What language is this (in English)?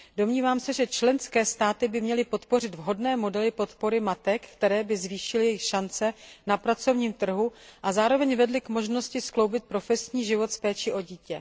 Czech